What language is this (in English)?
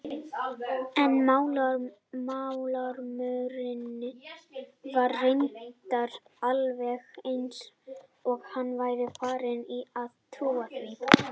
Icelandic